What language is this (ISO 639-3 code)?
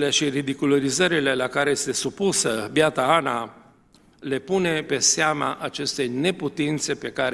ron